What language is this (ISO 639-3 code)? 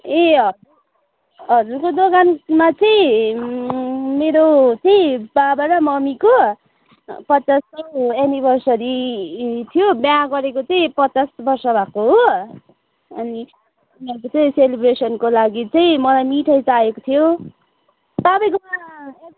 nep